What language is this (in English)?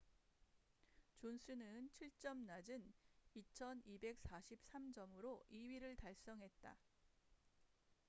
Korean